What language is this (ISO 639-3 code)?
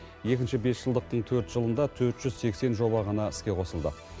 kaz